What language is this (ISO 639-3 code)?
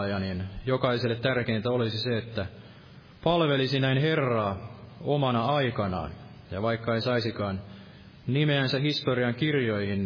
fin